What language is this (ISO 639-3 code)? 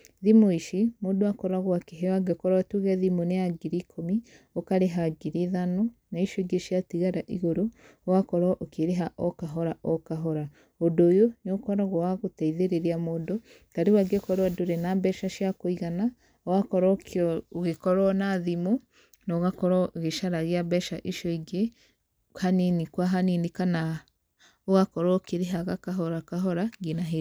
kik